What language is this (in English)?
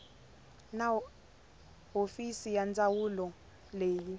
Tsonga